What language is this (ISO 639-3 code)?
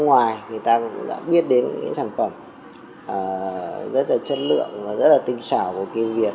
vie